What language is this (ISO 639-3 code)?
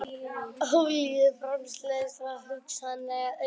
isl